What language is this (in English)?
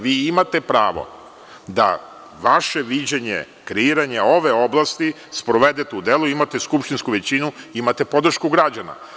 Serbian